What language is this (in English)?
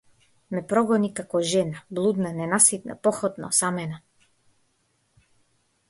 Macedonian